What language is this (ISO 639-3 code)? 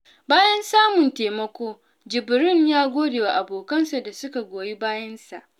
hau